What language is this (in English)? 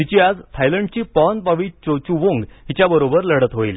Marathi